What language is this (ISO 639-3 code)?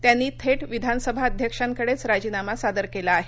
mar